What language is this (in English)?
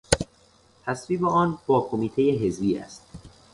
Persian